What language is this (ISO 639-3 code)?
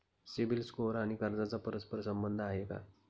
mar